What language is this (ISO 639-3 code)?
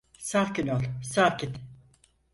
tur